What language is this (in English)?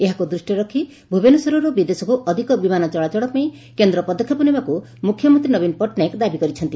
Odia